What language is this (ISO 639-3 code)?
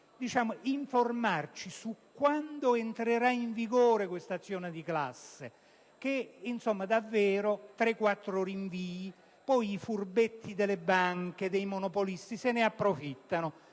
ita